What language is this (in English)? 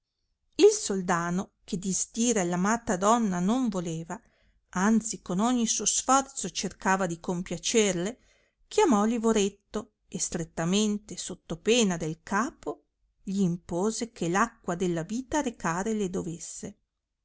Italian